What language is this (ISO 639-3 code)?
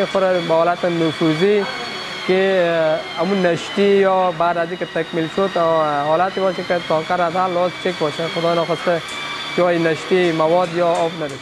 fas